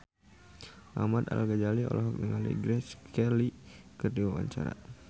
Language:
Sundanese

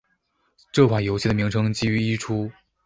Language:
Chinese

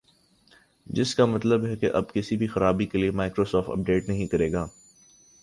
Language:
Urdu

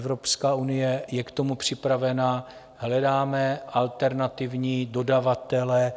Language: Czech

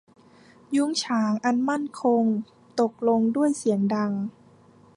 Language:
Thai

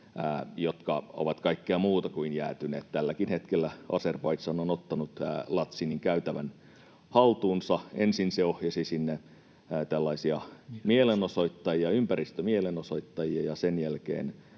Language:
Finnish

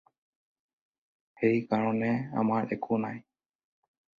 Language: Assamese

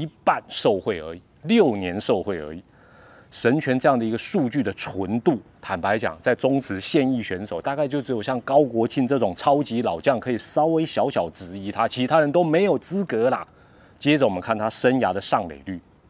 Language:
Chinese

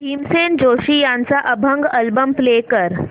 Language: Marathi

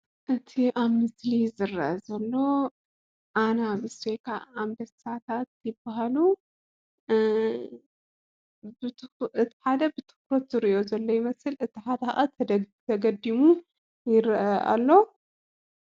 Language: Tigrinya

